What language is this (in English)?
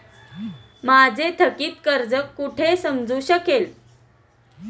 Marathi